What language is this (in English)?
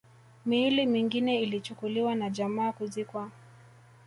Swahili